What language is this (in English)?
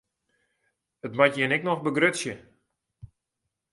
Western Frisian